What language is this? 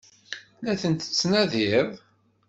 Kabyle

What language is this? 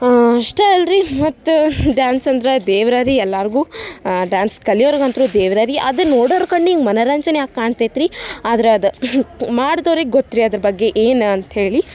Kannada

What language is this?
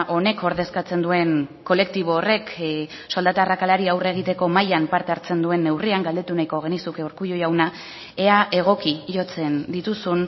Basque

